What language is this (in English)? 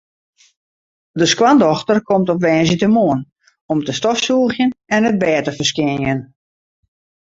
Western Frisian